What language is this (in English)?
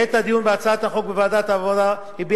Hebrew